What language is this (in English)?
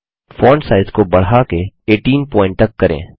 Hindi